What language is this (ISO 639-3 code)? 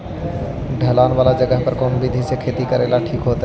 mag